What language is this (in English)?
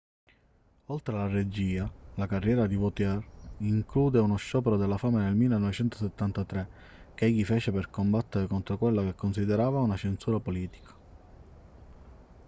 Italian